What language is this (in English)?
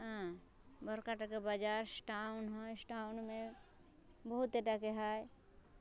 Maithili